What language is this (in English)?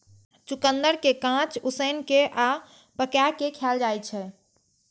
Maithili